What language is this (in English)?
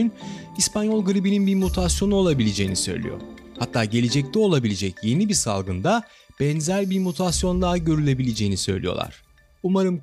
Turkish